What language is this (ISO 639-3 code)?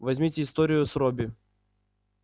rus